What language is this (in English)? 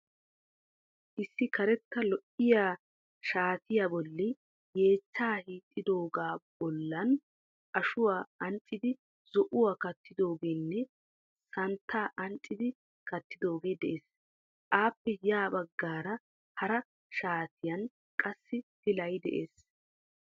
Wolaytta